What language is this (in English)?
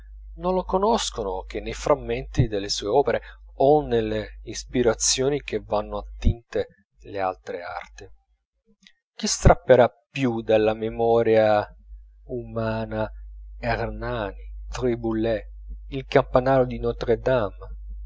Italian